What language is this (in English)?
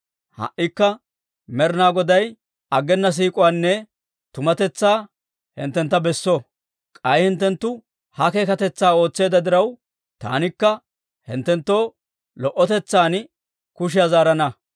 Dawro